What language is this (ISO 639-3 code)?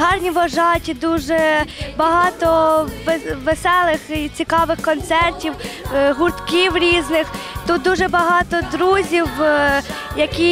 ukr